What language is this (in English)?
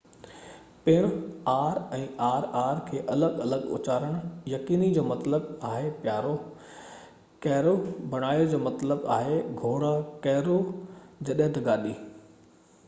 Sindhi